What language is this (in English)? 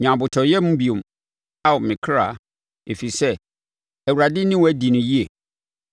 Akan